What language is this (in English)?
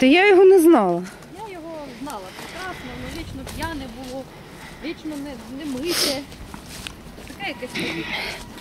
Ukrainian